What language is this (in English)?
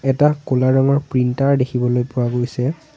Assamese